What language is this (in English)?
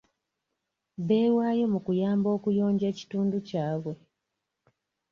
Ganda